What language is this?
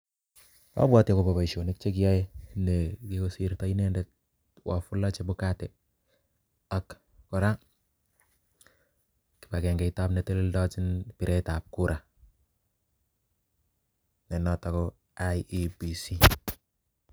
Kalenjin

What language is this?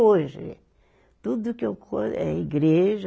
Portuguese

